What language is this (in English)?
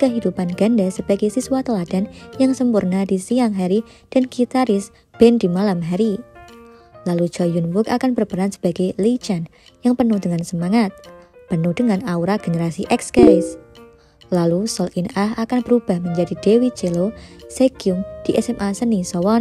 Indonesian